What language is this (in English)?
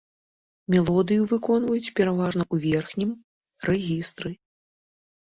Belarusian